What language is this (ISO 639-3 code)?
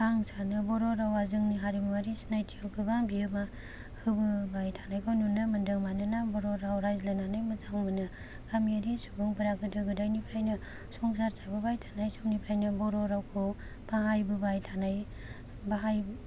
brx